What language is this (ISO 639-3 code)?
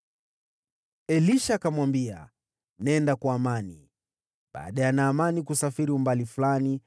swa